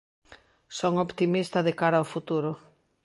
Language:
Galician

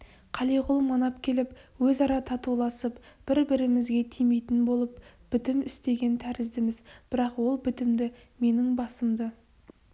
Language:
Kazakh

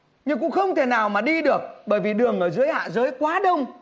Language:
Vietnamese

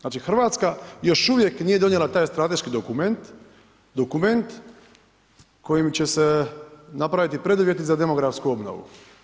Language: Croatian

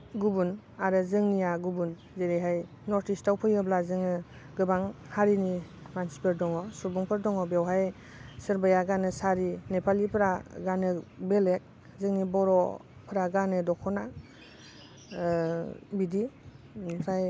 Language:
Bodo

